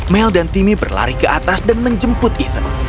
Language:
Indonesian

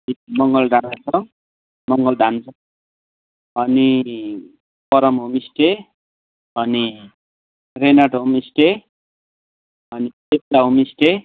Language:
Nepali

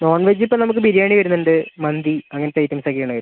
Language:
Malayalam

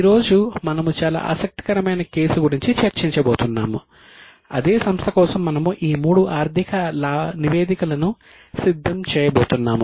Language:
Telugu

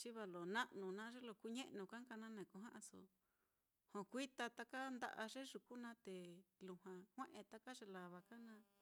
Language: Mitlatongo Mixtec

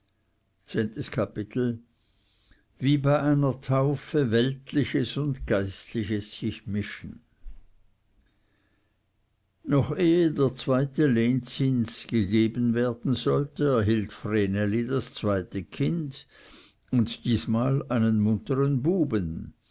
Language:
German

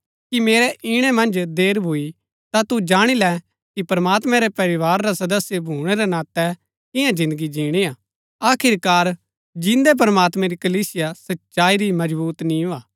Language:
Gaddi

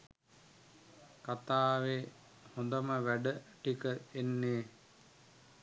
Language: Sinhala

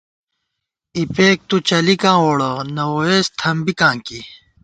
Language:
Gawar-Bati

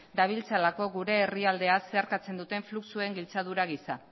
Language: Basque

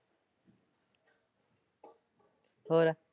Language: Punjabi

